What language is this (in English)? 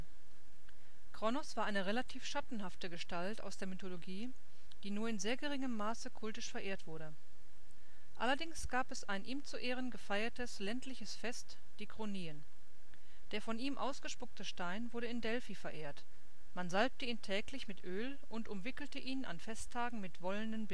German